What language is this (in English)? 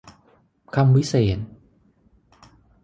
Thai